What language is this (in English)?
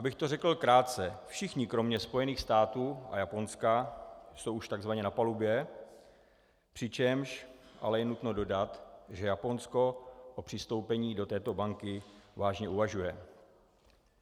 Czech